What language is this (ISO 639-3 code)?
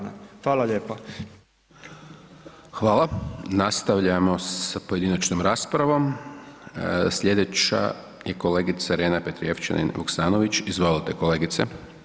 hrv